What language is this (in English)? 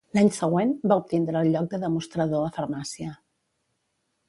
Catalan